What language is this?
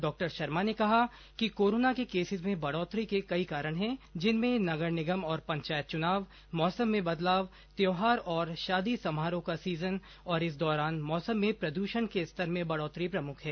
Hindi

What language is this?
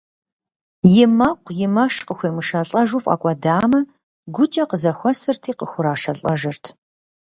Kabardian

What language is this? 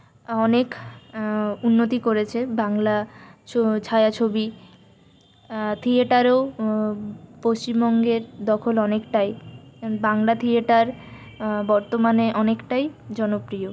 Bangla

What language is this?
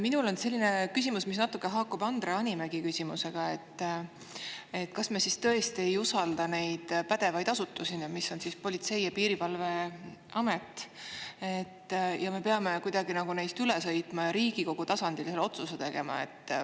Estonian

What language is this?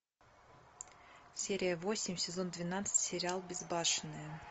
Russian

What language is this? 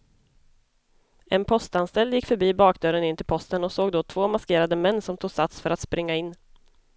Swedish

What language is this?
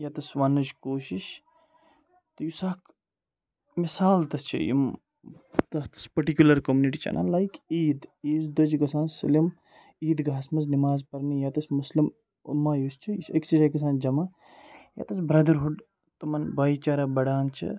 Kashmiri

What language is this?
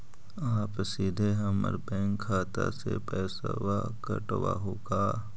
Magahi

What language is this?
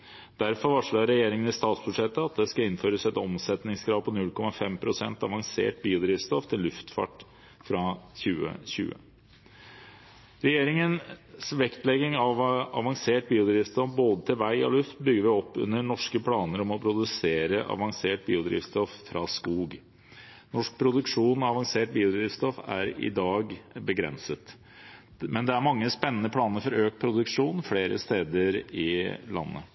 Norwegian Bokmål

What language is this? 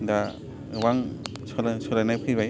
Bodo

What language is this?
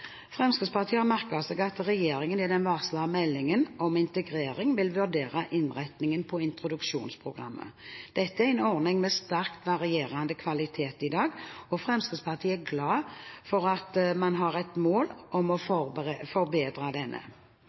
Norwegian Bokmål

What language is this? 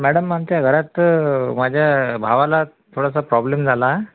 Marathi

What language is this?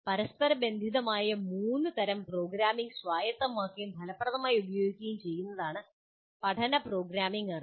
Malayalam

